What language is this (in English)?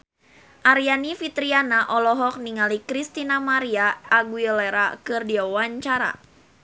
Sundanese